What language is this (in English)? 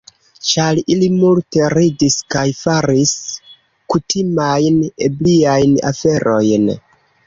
Esperanto